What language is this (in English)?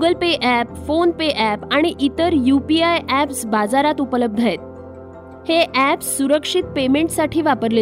Marathi